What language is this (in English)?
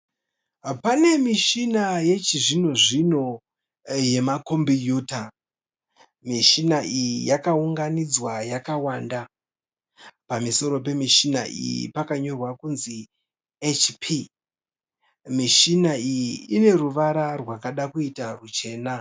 Shona